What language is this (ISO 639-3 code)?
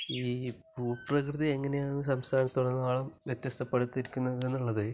mal